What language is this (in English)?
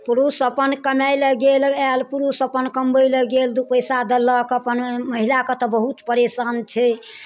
Maithili